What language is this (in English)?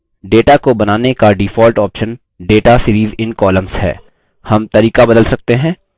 Hindi